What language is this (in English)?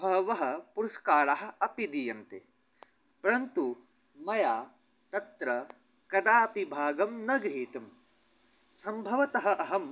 Sanskrit